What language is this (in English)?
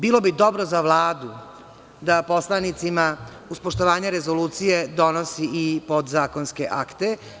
Serbian